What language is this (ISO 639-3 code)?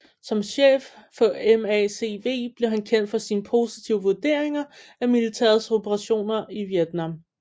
dan